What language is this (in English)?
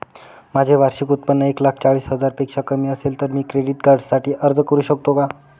Marathi